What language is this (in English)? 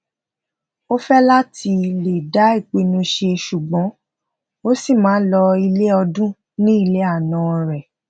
Yoruba